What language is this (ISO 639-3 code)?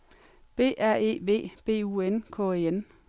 dan